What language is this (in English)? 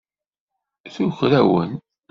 Kabyle